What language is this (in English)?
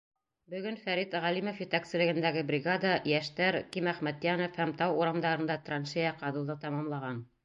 Bashkir